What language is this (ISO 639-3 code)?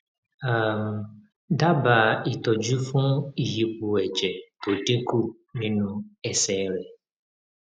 yor